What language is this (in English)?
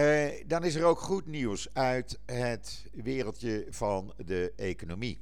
Dutch